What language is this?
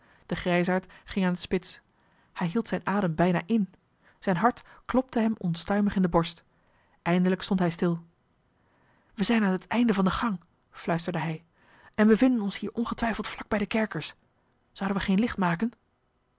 Dutch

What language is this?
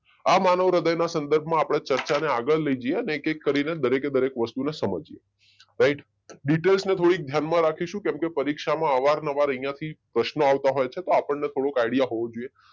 Gujarati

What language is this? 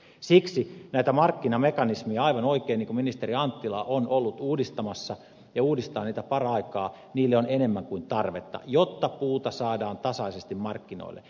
Finnish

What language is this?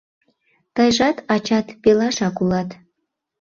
Mari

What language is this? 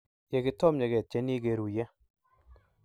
Kalenjin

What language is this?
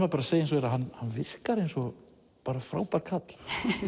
Icelandic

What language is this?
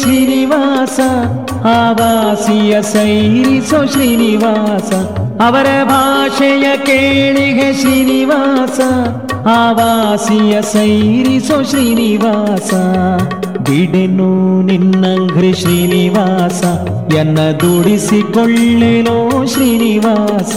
Kannada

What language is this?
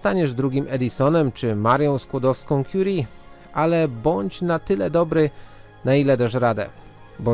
Polish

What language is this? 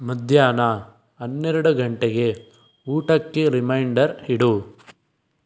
Kannada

